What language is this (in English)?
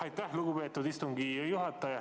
Estonian